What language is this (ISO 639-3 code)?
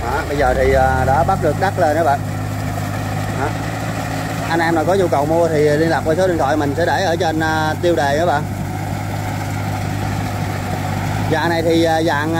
vie